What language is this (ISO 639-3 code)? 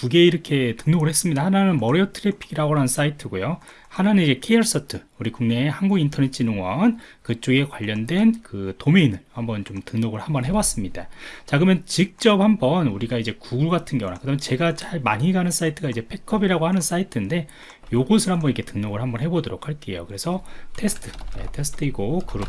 kor